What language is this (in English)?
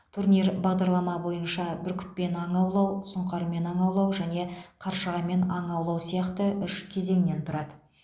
Kazakh